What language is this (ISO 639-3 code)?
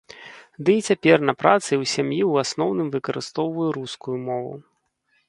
bel